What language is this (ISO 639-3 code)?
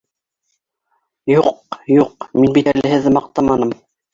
bak